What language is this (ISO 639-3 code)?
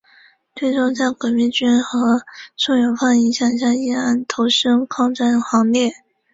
zho